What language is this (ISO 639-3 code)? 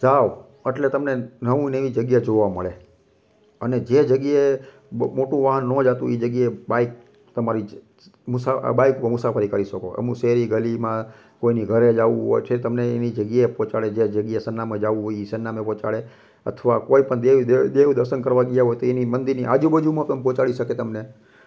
guj